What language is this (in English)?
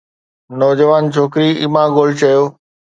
Sindhi